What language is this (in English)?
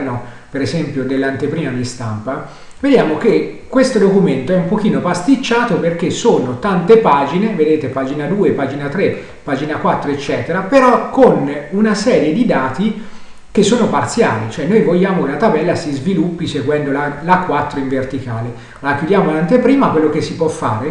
Italian